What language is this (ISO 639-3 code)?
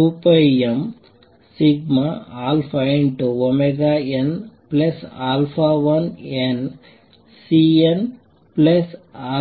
kan